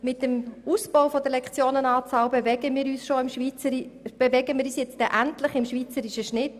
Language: Swiss German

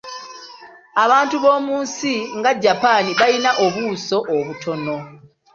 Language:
Ganda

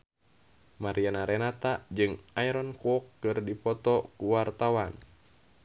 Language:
Sundanese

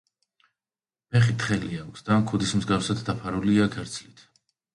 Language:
Georgian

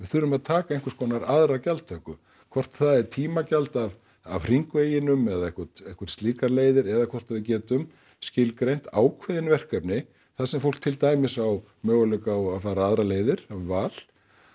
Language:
Icelandic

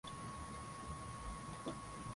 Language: Swahili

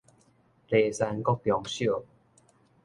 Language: Min Nan Chinese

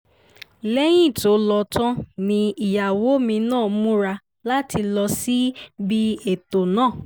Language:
Yoruba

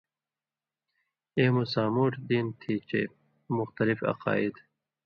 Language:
Indus Kohistani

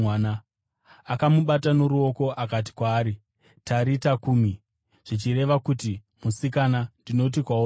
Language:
Shona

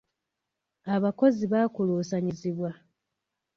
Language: Ganda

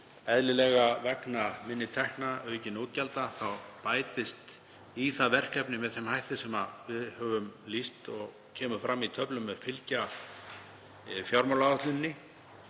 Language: Icelandic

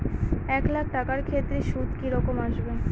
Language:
Bangla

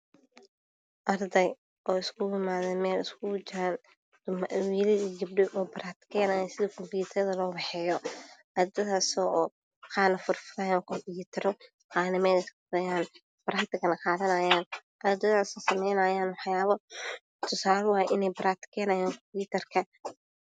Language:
Somali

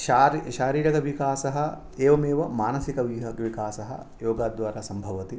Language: Sanskrit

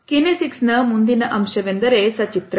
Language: Kannada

